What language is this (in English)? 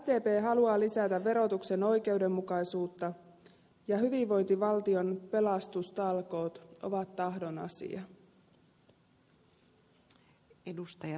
Finnish